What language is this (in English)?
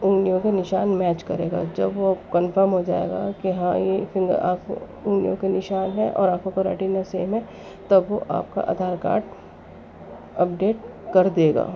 Urdu